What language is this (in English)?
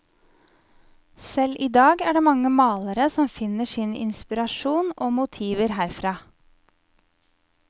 Norwegian